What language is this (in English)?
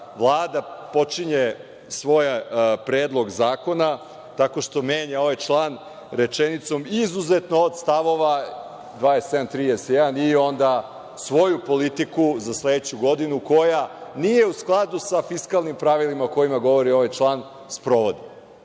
Serbian